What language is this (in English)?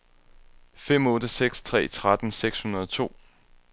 Danish